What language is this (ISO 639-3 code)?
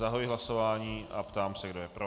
ces